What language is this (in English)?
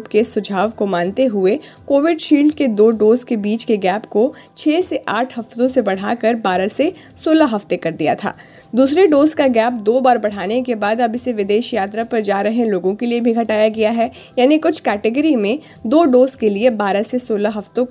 Hindi